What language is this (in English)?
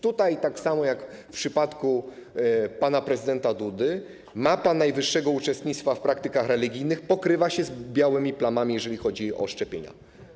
Polish